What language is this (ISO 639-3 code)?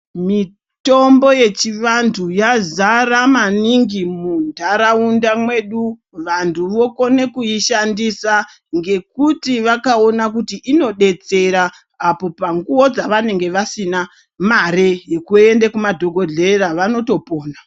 ndc